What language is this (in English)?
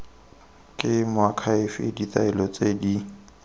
Tswana